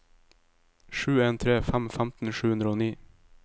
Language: Norwegian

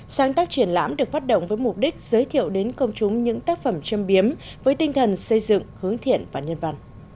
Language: Vietnamese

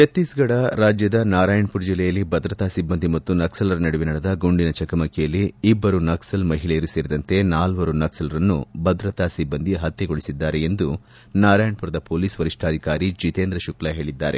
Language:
Kannada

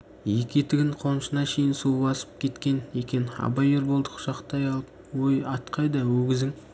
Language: Kazakh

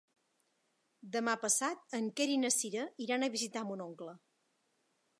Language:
Catalan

